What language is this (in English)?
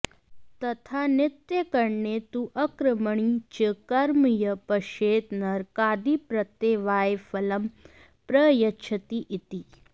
Sanskrit